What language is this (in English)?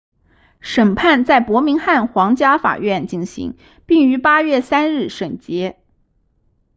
Chinese